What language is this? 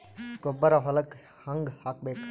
Kannada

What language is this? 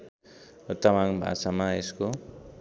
Nepali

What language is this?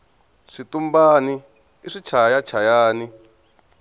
Tsonga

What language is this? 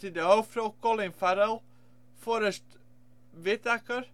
Dutch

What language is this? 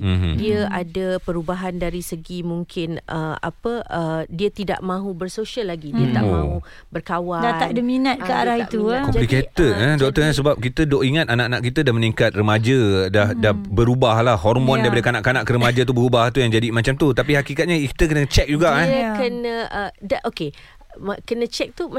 Malay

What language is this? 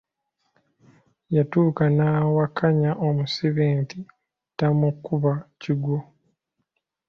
Ganda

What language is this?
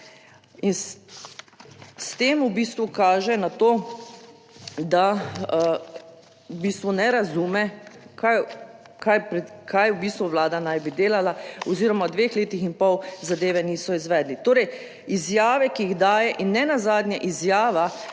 Slovenian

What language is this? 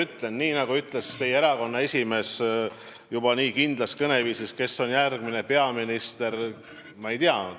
Estonian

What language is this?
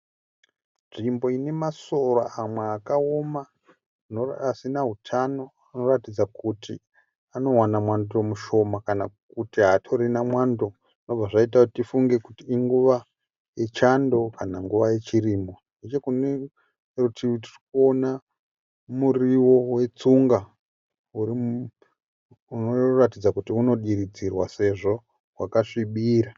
Shona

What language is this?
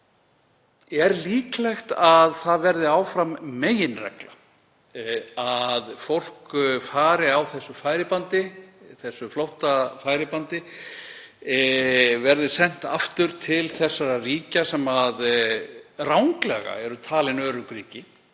Icelandic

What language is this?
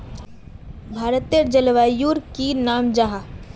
Magahi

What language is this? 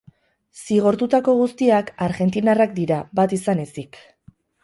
Basque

